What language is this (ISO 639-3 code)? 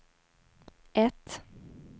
swe